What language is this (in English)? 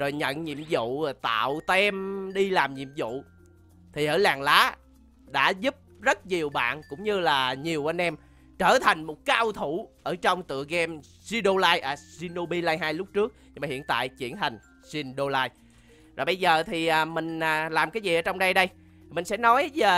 Vietnamese